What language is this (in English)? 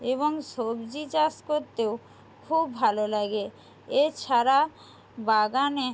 Bangla